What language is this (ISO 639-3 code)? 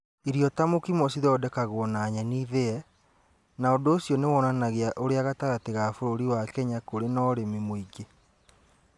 kik